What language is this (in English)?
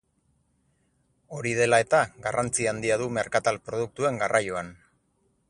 Basque